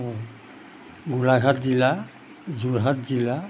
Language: Assamese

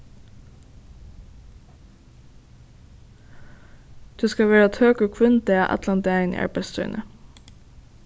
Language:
Faroese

